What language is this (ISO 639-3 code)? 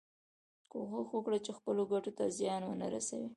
pus